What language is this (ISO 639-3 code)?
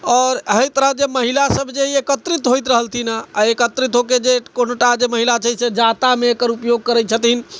mai